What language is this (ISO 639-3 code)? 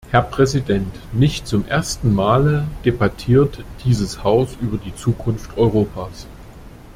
deu